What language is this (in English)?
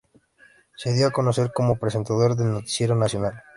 Spanish